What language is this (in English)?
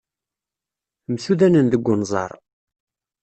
Kabyle